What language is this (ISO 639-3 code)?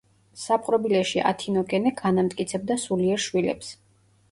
kat